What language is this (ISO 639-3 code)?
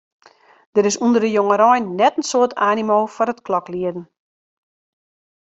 fry